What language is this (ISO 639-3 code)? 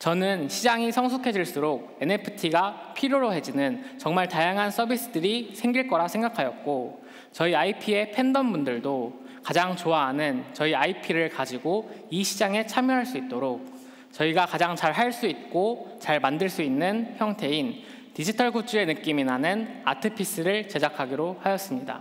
kor